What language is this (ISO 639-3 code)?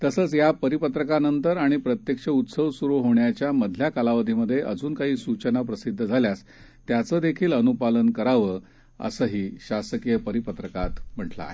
mar